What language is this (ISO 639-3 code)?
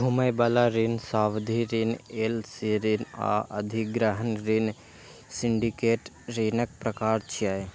mai